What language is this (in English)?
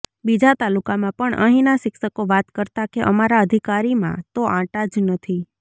Gujarati